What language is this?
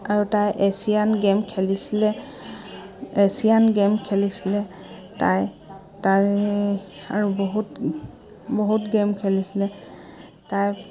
Assamese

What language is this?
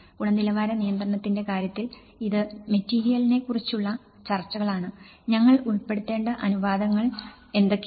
Malayalam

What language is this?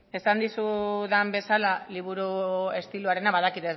Basque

